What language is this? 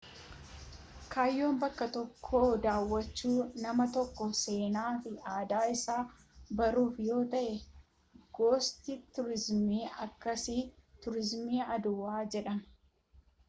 Oromo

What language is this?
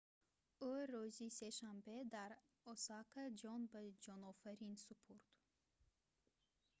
Tajik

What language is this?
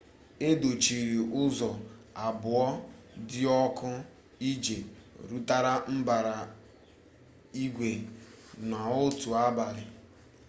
Igbo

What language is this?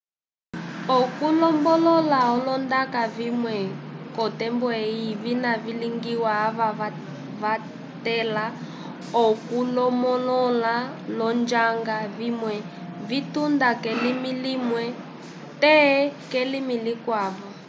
Umbundu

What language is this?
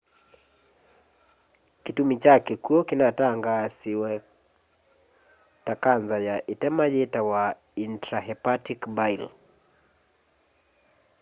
Kamba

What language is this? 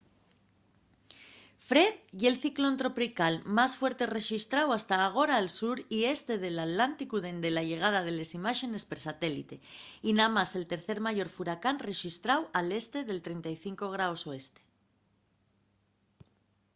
Asturian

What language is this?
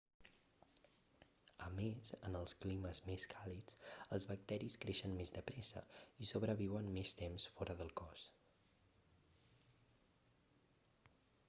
Catalan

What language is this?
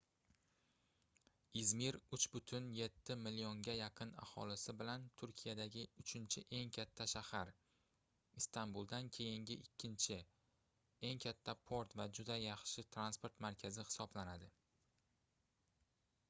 Uzbek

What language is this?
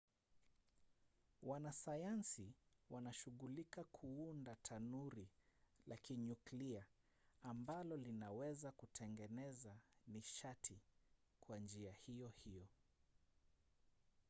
Swahili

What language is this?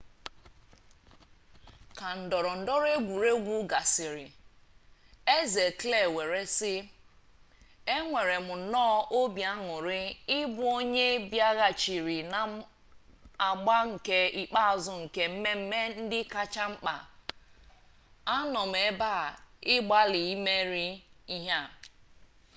Igbo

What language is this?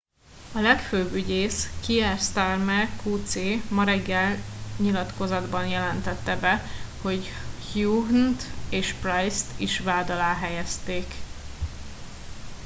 Hungarian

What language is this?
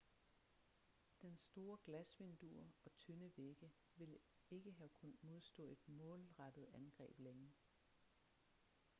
Danish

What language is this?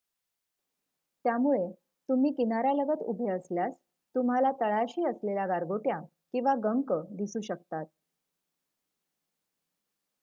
Marathi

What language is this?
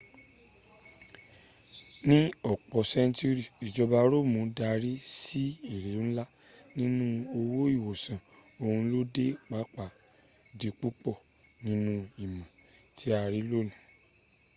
Yoruba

